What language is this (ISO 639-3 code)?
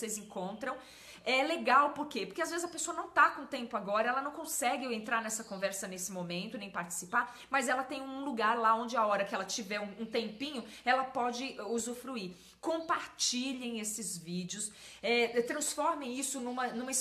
por